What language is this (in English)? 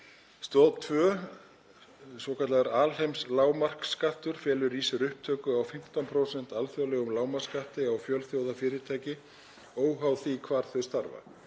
Icelandic